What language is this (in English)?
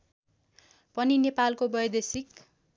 Nepali